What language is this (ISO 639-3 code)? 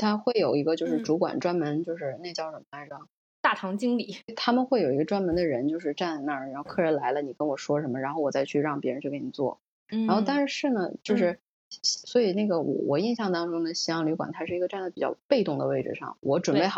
zho